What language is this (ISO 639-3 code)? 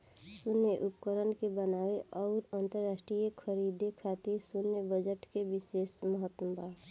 bho